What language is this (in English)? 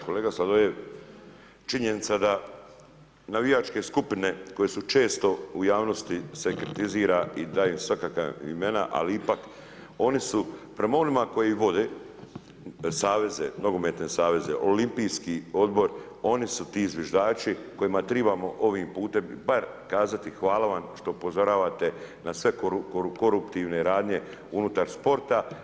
Croatian